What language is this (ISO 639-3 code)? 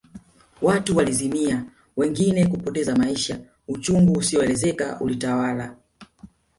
swa